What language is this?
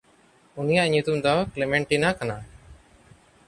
Santali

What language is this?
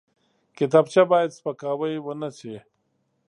Pashto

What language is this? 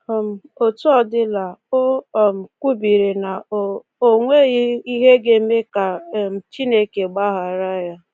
Igbo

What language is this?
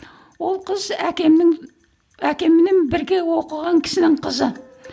Kazakh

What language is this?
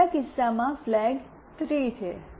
Gujarati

